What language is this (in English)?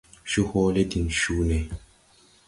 Tupuri